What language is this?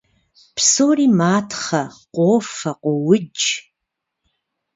Kabardian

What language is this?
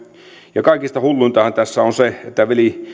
Finnish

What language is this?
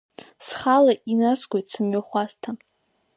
Abkhazian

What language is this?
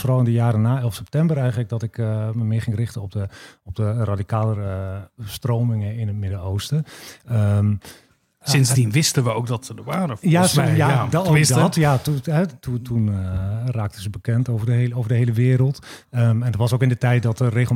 Dutch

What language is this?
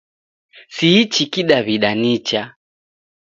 Taita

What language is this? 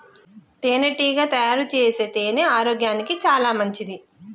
Telugu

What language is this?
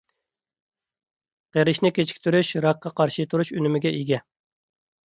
Uyghur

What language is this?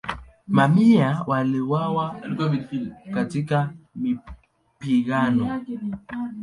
Swahili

